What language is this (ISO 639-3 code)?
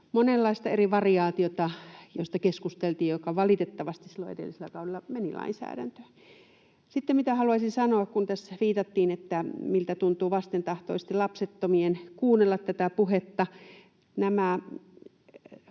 fin